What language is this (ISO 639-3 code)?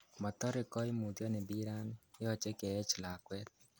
kln